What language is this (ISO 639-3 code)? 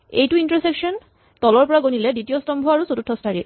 asm